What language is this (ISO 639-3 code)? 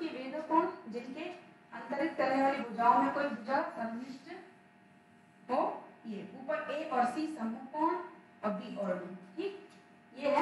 hin